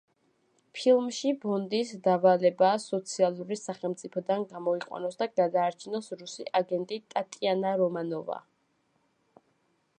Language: Georgian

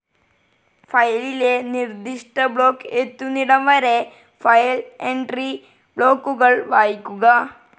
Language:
Malayalam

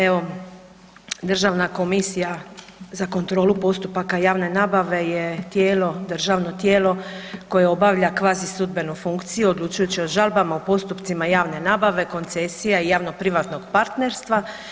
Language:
Croatian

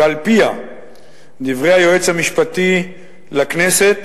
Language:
Hebrew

